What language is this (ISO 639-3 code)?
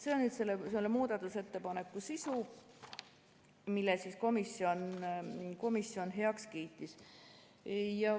est